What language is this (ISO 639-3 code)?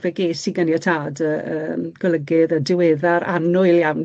cym